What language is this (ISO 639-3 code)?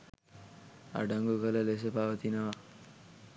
sin